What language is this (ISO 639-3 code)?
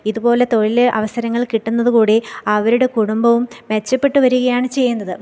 mal